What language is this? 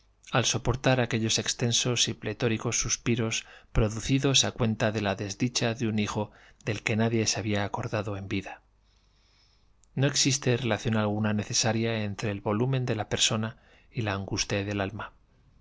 Spanish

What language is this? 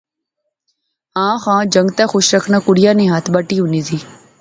Pahari-Potwari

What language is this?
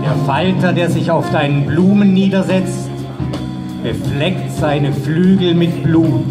German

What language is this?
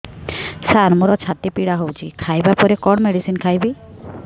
Odia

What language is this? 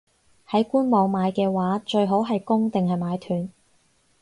Cantonese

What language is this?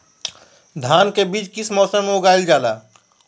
Magahi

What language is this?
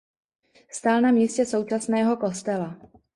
Czech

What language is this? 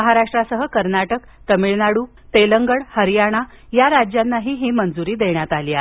Marathi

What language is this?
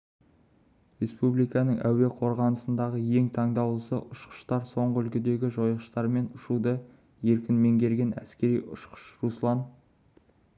Kazakh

